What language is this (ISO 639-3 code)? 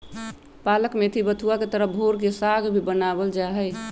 mag